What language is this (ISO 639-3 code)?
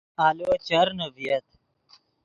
ydg